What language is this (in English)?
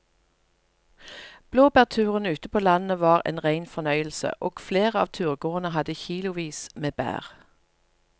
Norwegian